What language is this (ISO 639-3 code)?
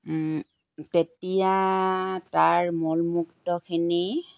asm